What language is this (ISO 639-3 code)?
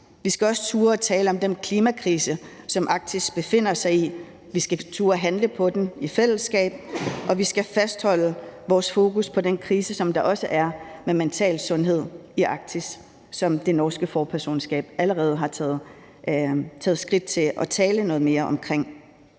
dan